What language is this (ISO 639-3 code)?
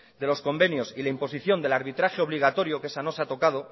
spa